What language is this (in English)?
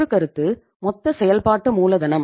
Tamil